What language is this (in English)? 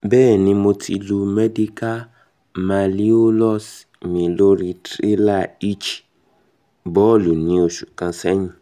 Yoruba